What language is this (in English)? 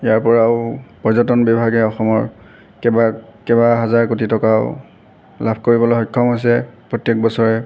Assamese